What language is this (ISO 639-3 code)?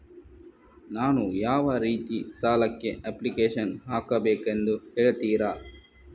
kan